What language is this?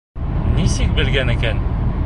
Bashkir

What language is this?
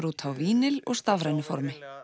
Icelandic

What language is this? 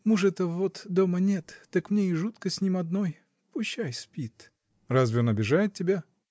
Russian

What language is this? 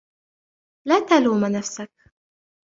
Arabic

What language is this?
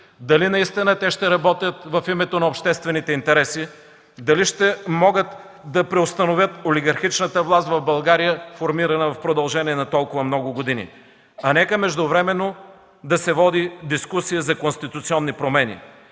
Bulgarian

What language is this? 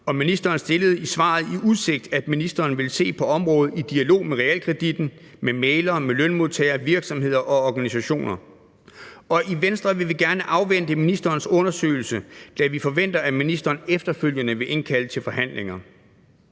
Danish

